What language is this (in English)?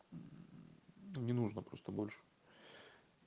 Russian